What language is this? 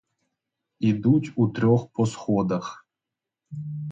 Ukrainian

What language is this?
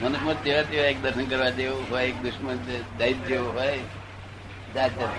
Gujarati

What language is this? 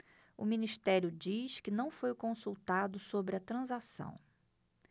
Portuguese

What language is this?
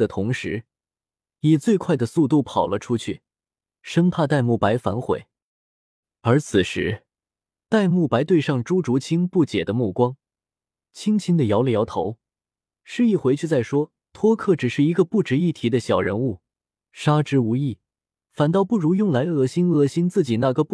Chinese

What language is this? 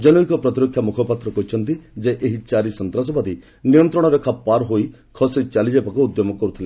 Odia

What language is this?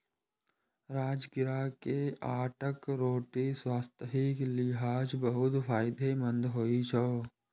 Maithili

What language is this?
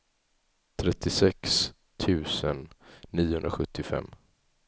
Swedish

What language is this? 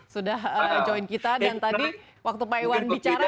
Indonesian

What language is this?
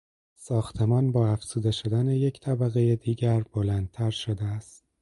Persian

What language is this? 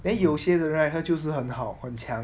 English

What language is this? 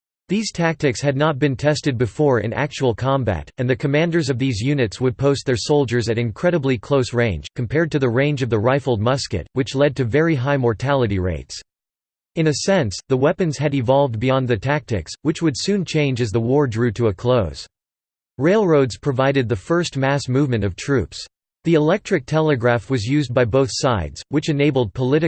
English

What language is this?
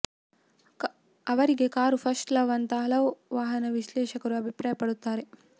Kannada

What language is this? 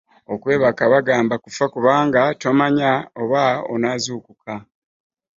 Ganda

